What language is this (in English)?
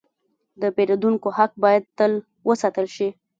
Pashto